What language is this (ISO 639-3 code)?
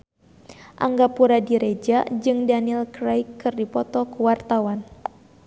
sun